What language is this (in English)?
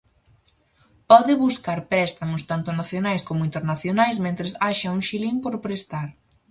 Galician